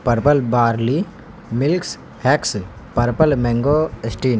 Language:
Urdu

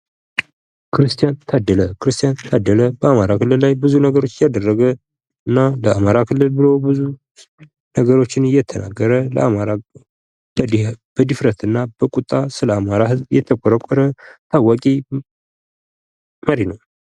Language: Amharic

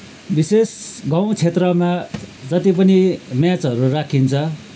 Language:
Nepali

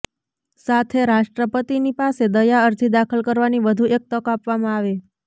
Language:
Gujarati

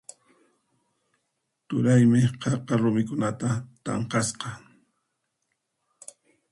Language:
Puno Quechua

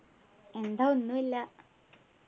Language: Malayalam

